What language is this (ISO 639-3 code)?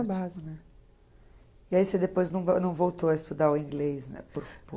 por